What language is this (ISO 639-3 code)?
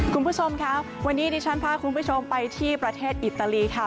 tha